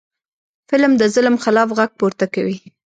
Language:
Pashto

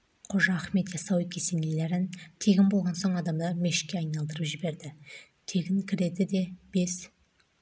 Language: Kazakh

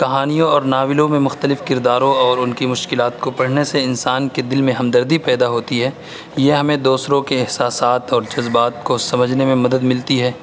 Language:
Urdu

